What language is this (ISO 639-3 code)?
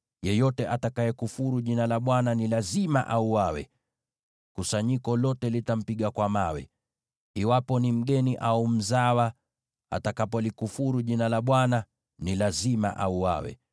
swa